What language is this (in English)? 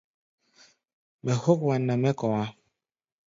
Gbaya